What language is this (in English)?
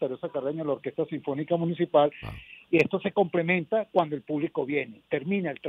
Spanish